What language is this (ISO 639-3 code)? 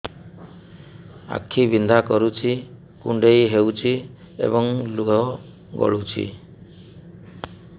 ori